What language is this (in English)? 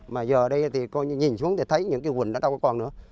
Vietnamese